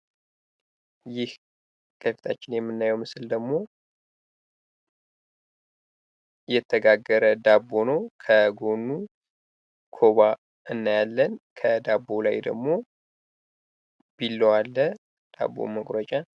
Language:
Amharic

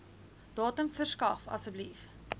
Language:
Afrikaans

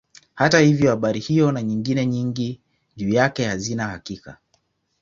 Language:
Swahili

